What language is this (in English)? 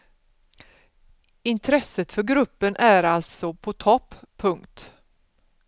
Swedish